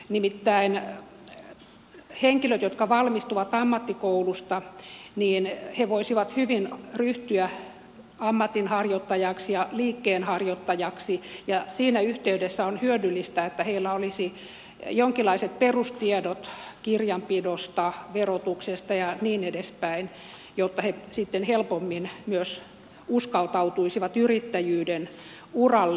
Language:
Finnish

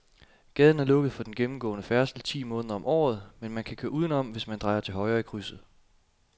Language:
Danish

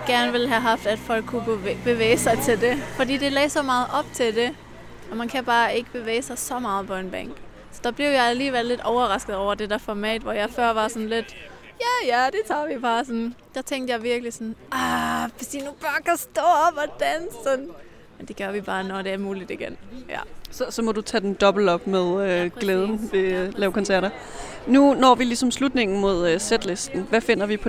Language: Danish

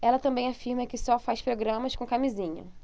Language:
Portuguese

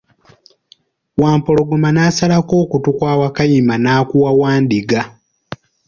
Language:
Ganda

